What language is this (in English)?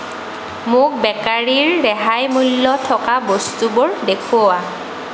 Assamese